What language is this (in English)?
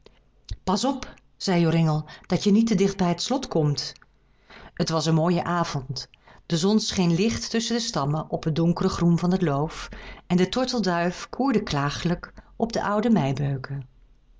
Dutch